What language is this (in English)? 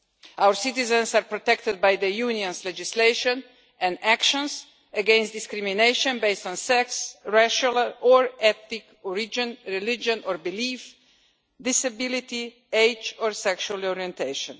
English